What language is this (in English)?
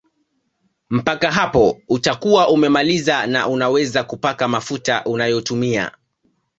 Swahili